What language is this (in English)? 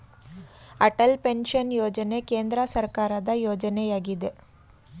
Kannada